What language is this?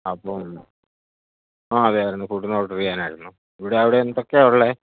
Malayalam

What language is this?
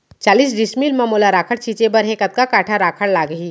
Chhattisgarhi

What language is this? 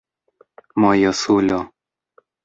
Esperanto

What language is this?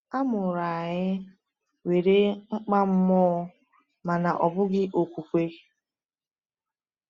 Igbo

